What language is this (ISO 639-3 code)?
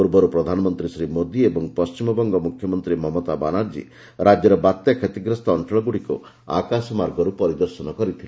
ori